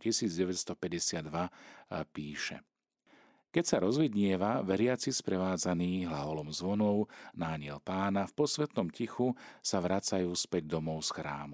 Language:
Slovak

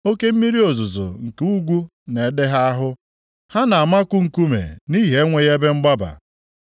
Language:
Igbo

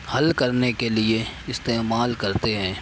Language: Urdu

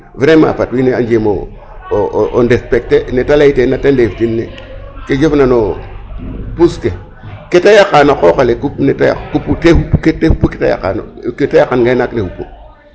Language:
Serer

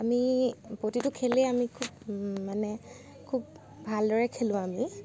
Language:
Assamese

